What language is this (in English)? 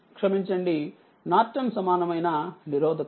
Telugu